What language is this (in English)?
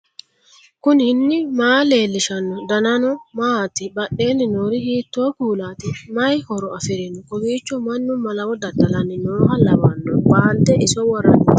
Sidamo